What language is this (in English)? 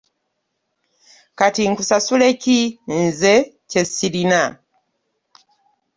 Ganda